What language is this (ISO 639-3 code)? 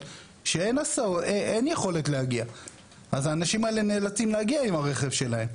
heb